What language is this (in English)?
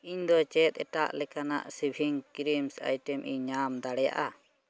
Santali